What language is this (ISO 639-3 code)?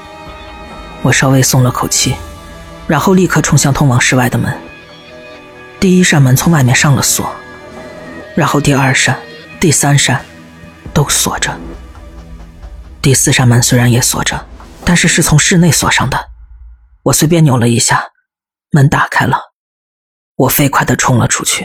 zho